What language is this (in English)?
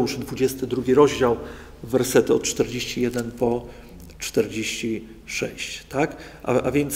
Polish